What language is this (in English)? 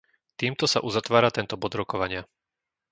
Slovak